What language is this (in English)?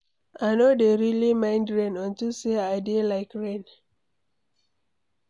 Nigerian Pidgin